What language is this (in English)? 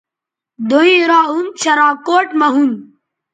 Bateri